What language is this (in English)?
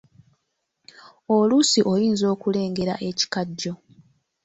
Ganda